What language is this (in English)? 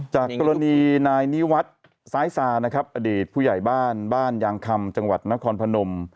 Thai